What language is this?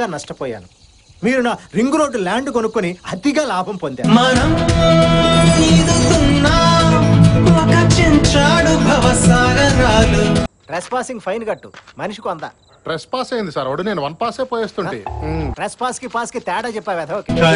Telugu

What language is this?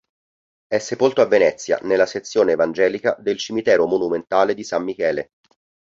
Italian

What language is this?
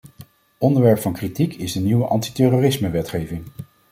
Dutch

